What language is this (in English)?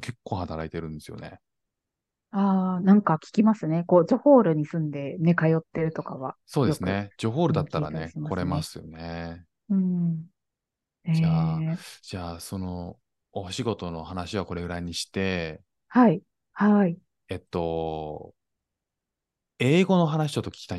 Japanese